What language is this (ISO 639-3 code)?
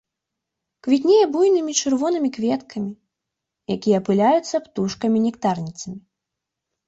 bel